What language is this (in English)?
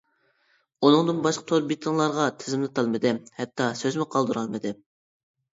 Uyghur